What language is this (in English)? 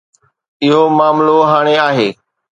Sindhi